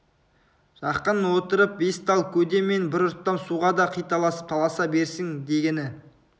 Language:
Kazakh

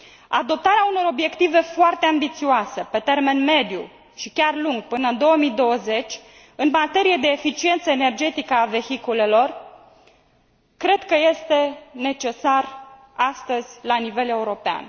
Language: Romanian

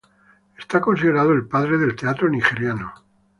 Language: Spanish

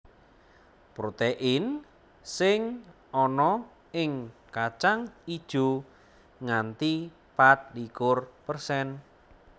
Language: Javanese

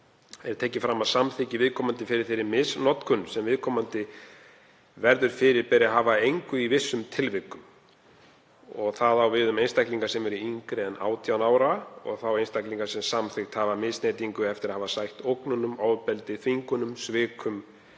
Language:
Icelandic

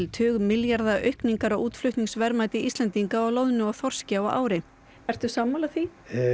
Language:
Icelandic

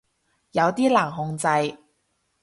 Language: Cantonese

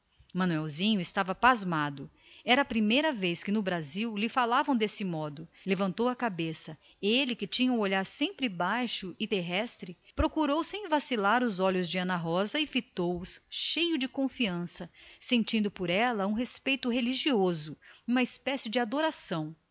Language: Portuguese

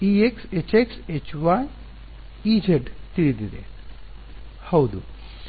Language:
Kannada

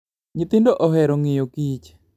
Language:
Luo (Kenya and Tanzania)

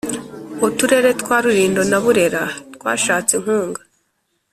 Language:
Kinyarwanda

